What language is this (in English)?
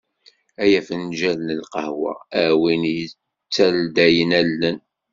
Kabyle